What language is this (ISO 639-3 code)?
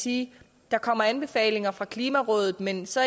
dan